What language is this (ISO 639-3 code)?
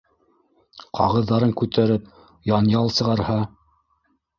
bak